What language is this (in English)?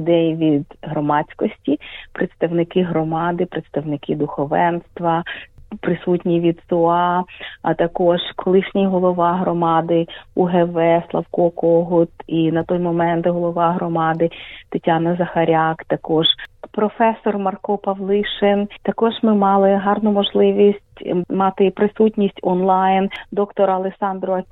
Ukrainian